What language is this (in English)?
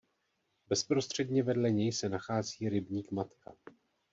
Czech